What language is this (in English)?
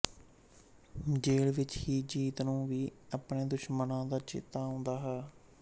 Punjabi